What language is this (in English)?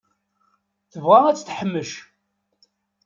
Kabyle